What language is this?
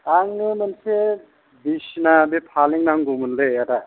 Bodo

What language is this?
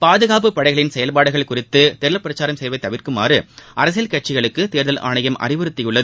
Tamil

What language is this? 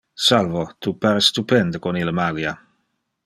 Interlingua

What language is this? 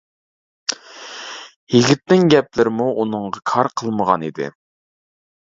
Uyghur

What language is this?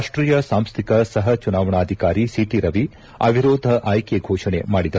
Kannada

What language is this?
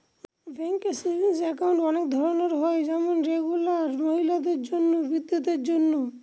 Bangla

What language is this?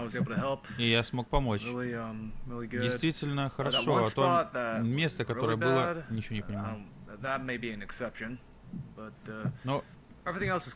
Russian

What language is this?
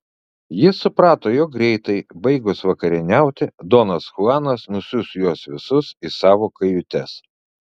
Lithuanian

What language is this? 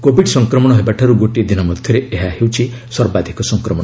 Odia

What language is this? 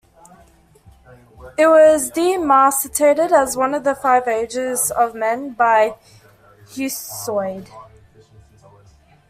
English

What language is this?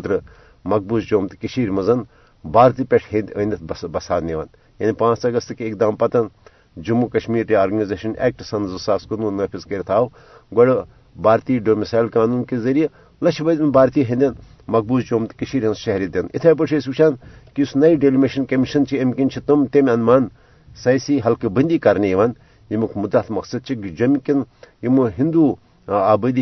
Urdu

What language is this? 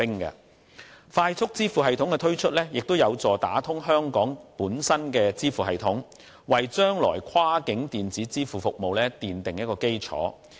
Cantonese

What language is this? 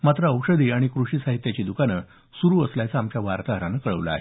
Marathi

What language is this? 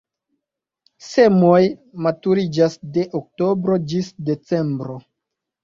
Esperanto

